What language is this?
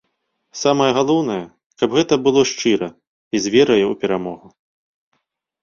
Belarusian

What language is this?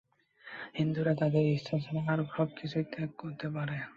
Bangla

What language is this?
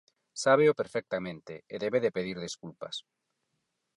Galician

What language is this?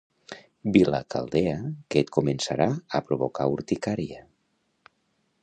Catalan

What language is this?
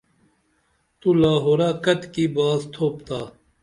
Dameli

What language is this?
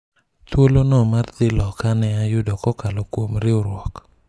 Luo (Kenya and Tanzania)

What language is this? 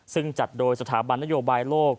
Thai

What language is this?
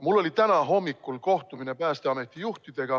Estonian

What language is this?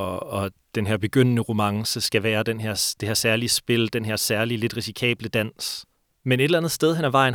Danish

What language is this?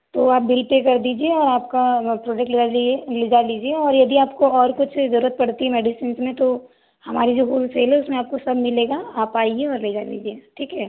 Hindi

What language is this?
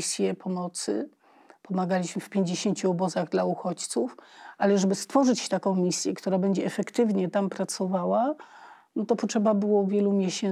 Polish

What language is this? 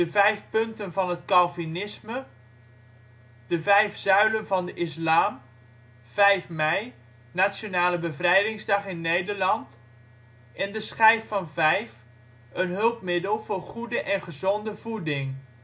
Dutch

